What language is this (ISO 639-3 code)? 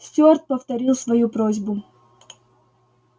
rus